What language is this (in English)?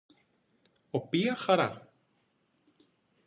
Greek